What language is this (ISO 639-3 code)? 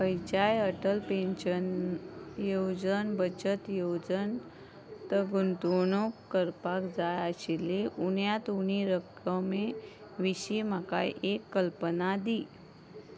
kok